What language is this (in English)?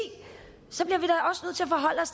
Danish